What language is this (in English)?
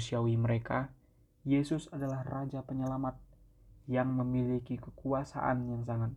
Indonesian